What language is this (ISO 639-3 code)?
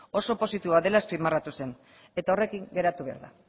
eus